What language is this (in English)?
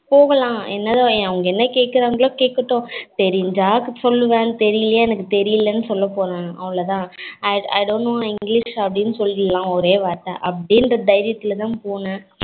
Tamil